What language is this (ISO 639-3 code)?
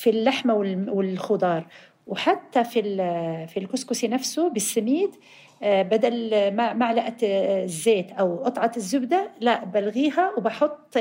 ara